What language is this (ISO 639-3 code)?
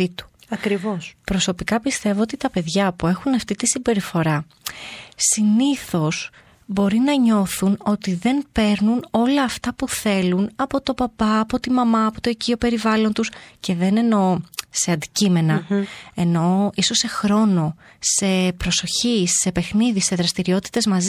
ell